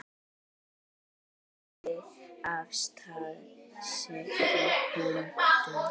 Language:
Icelandic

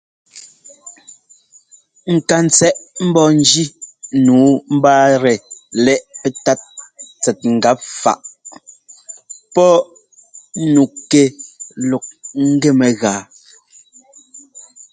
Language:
Ngomba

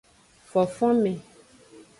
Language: Aja (Benin)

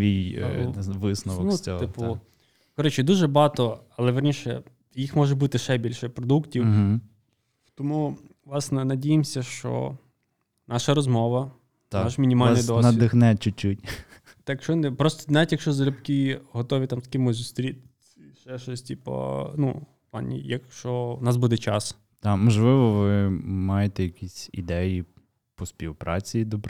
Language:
Ukrainian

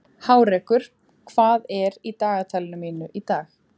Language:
Icelandic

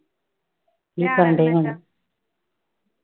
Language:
Punjabi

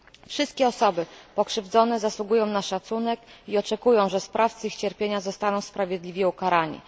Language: Polish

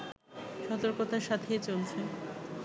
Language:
Bangla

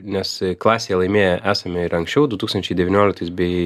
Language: Lithuanian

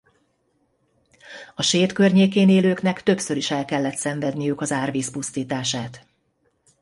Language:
Hungarian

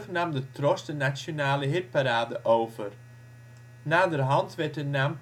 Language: Dutch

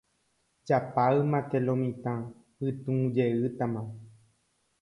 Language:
Guarani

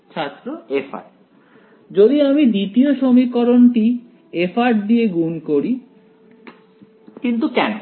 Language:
Bangla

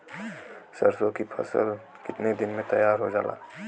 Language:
Bhojpuri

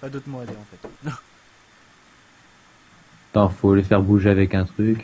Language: French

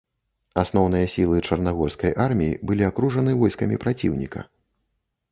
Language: Belarusian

